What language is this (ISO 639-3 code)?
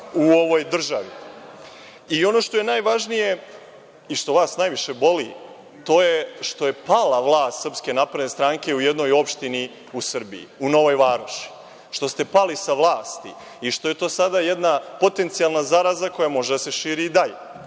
srp